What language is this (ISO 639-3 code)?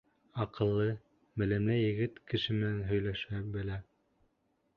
bak